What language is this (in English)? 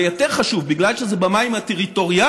Hebrew